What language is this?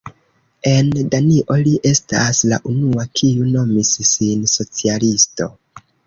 Esperanto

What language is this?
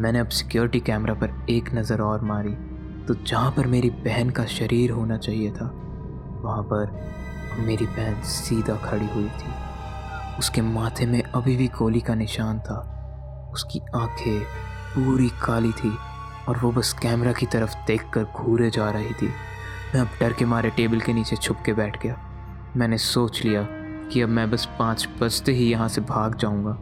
Hindi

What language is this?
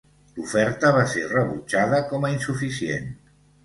Catalan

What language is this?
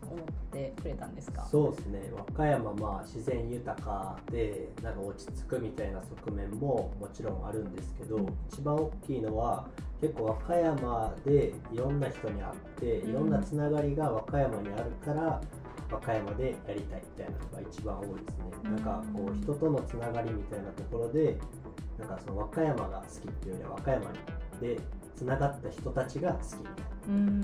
Japanese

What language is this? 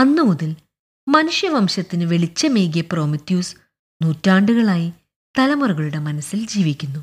Malayalam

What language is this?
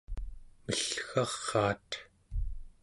Central Yupik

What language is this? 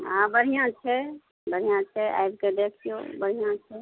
Maithili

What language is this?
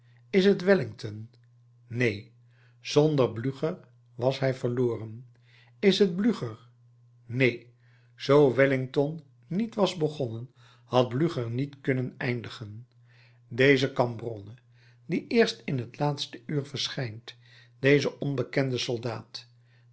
Dutch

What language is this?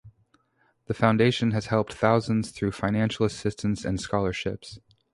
English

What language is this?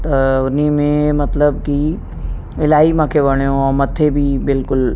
Sindhi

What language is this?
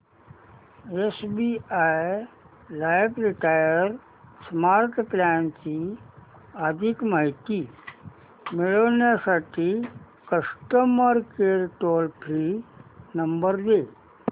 Marathi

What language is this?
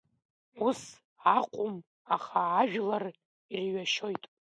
Abkhazian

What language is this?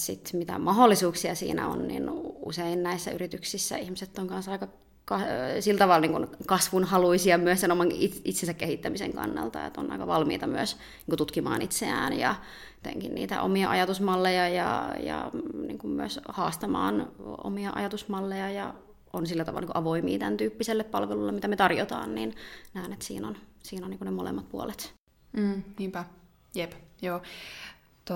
Finnish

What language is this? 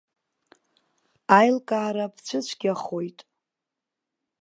Abkhazian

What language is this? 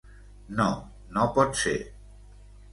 Catalan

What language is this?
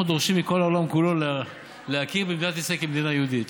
Hebrew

